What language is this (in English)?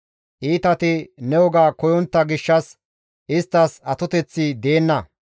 Gamo